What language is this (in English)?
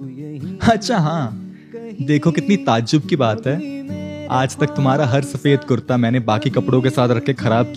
Hindi